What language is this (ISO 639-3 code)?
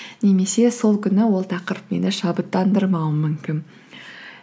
kaz